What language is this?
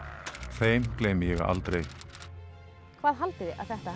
Icelandic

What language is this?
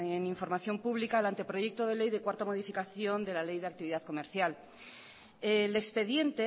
Spanish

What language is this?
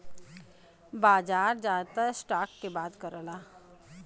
Bhojpuri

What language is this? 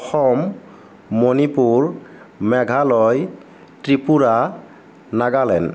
Assamese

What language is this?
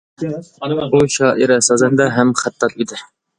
Uyghur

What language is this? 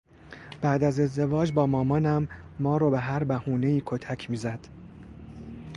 Persian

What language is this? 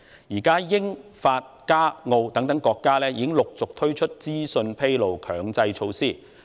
Cantonese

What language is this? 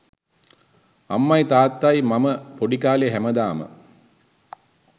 Sinhala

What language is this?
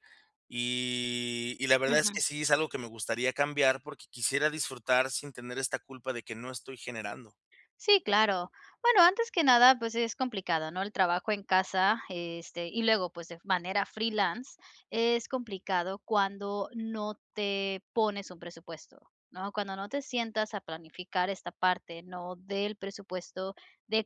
Spanish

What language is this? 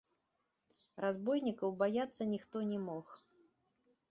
Belarusian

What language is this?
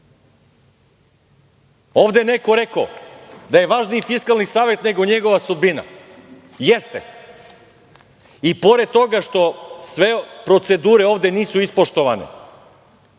Serbian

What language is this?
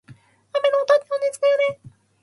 Japanese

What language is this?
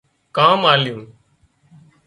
Wadiyara Koli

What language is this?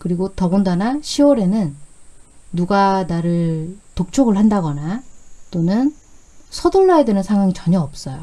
Korean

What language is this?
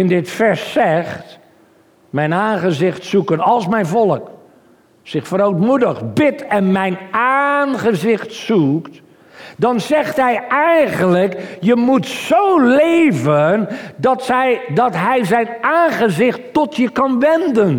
Dutch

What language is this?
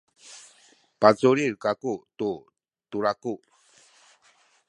Sakizaya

